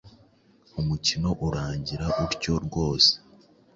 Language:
Kinyarwanda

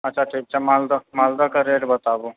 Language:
Maithili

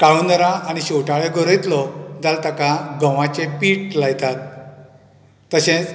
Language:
Konkani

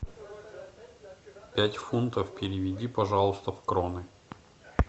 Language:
Russian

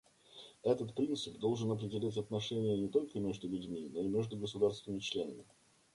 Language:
Russian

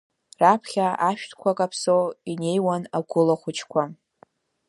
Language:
Abkhazian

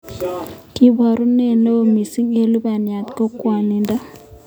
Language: Kalenjin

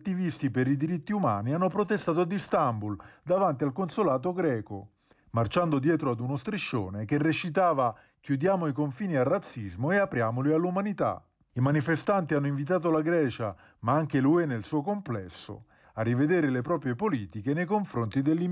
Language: Italian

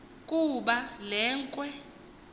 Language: Xhosa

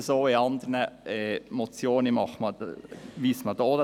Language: Swiss German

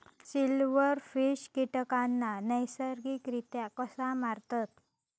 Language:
Marathi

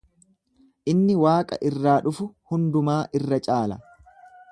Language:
Oromo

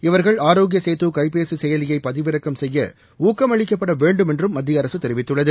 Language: Tamil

